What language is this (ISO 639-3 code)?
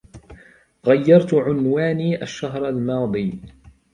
ara